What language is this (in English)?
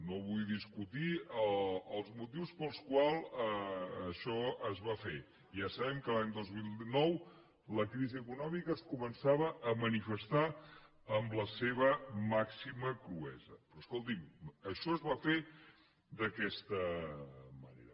Catalan